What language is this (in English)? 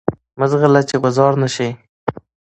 Pashto